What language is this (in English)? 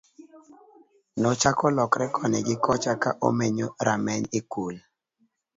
Luo (Kenya and Tanzania)